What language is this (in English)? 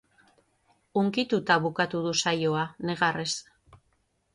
Basque